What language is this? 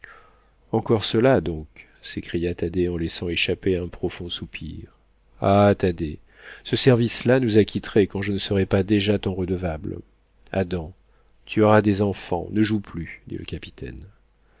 French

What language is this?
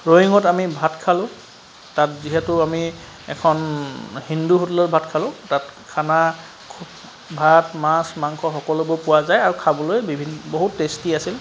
Assamese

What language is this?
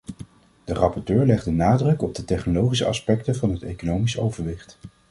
Dutch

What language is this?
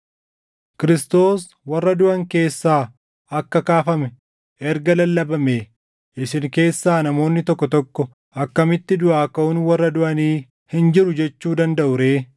Oromo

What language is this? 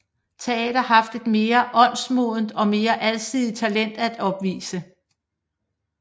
Danish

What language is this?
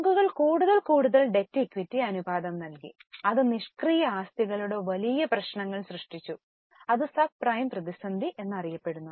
Malayalam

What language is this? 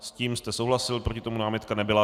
Czech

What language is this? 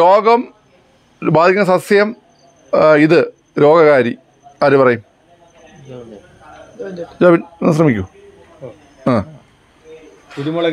Malayalam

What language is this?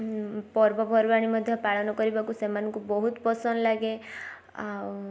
Odia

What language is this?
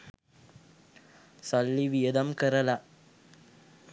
Sinhala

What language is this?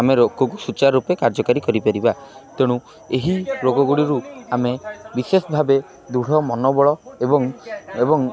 Odia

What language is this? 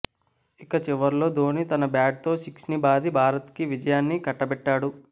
Telugu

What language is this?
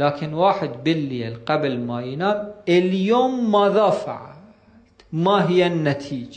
Arabic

